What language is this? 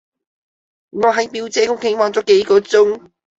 Cantonese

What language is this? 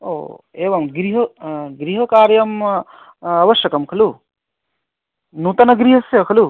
Sanskrit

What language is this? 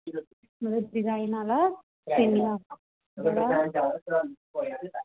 Dogri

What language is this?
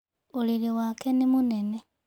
Kikuyu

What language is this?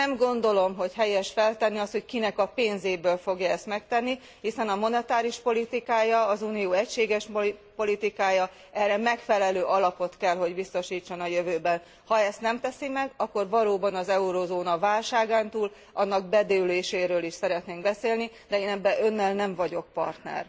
Hungarian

